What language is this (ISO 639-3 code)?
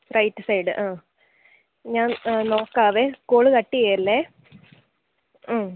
mal